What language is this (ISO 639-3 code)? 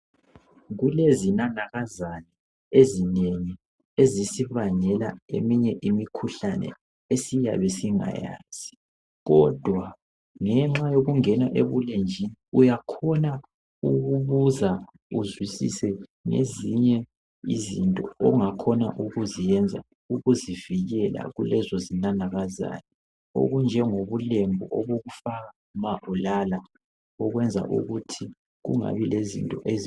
nde